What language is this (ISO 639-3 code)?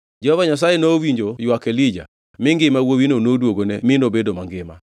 luo